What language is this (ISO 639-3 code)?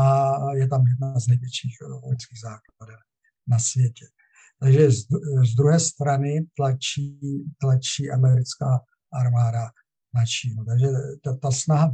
ces